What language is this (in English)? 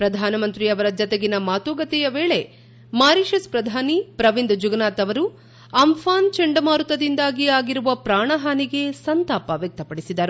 Kannada